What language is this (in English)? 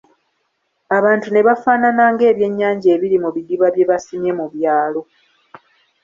Ganda